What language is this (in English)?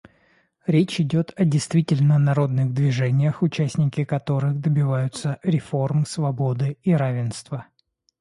Russian